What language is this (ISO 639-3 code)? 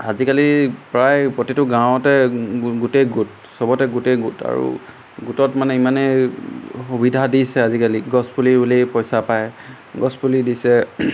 asm